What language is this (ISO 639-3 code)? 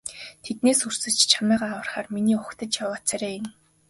mon